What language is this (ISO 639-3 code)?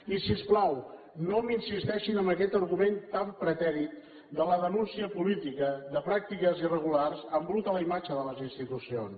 cat